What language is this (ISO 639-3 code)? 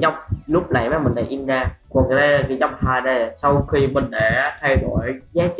vie